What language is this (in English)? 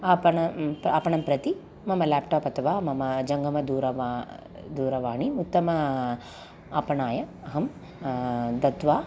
Sanskrit